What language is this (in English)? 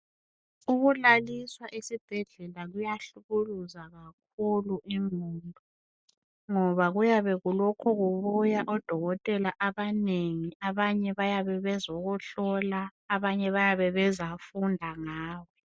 North Ndebele